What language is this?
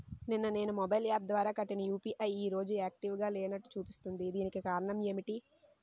Telugu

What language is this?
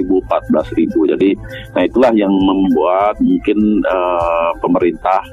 Indonesian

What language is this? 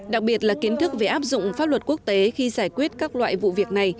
Vietnamese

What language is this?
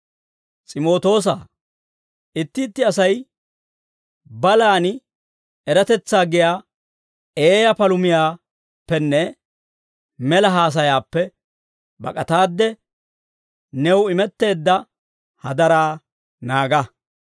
Dawro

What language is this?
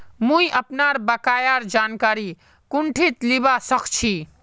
Magahi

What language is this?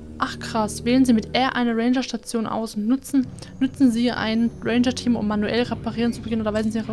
German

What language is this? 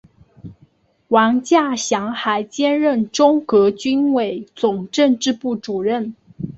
Chinese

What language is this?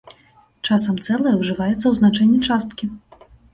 Belarusian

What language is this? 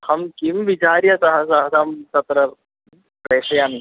Sanskrit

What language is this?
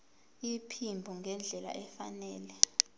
Zulu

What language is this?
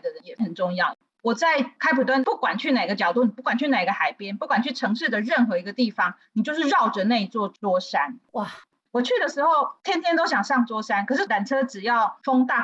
Chinese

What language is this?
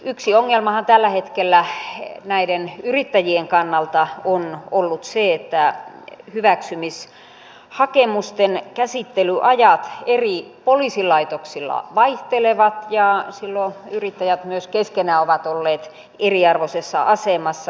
Finnish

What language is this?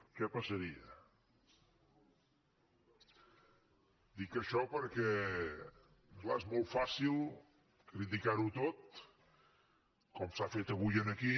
Catalan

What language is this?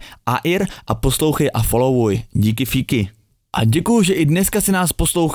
Czech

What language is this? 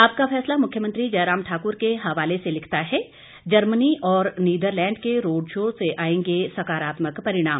Hindi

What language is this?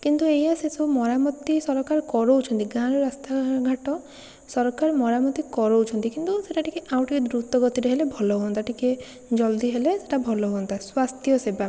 Odia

